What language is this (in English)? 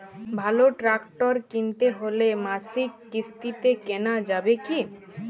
Bangla